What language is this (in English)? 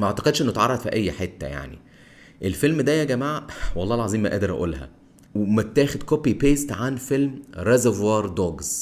Arabic